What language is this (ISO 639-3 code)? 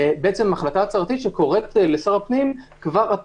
heb